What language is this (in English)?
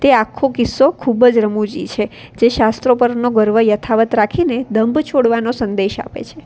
Gujarati